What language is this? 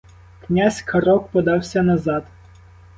Ukrainian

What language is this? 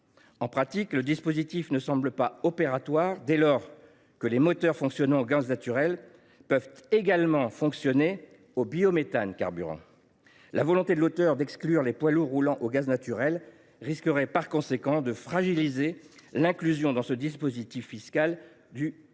French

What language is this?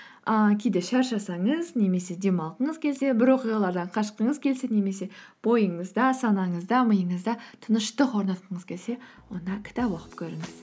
Kazakh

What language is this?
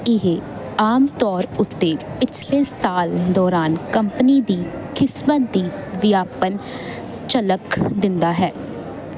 Punjabi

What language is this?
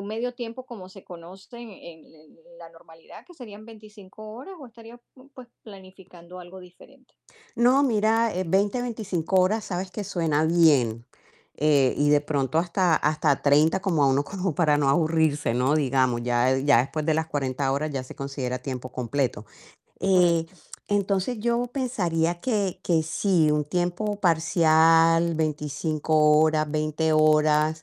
Spanish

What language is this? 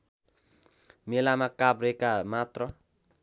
Nepali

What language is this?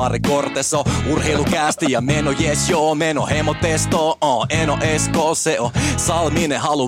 Finnish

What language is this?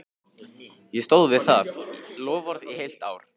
Icelandic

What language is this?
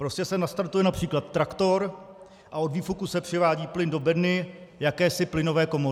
Czech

